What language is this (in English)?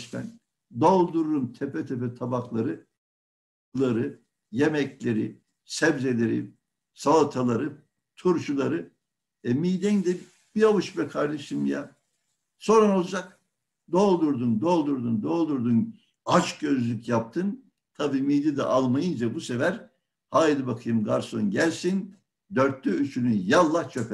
Turkish